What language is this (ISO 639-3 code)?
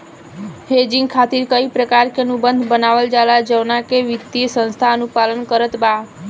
bho